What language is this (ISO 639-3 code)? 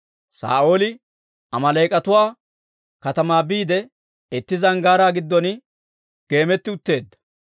dwr